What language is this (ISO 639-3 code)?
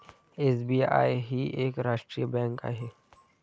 mar